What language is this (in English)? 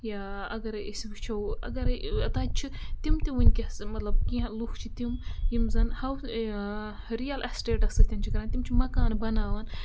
Kashmiri